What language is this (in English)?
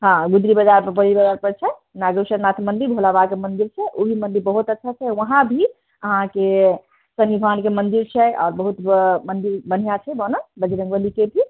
Maithili